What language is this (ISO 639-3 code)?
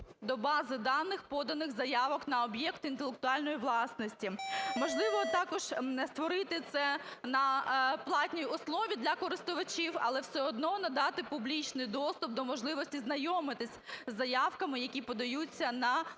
ukr